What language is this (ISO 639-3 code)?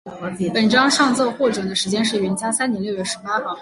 zho